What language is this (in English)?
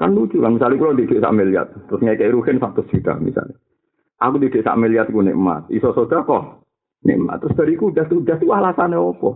Malay